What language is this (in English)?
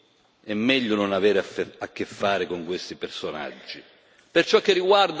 Italian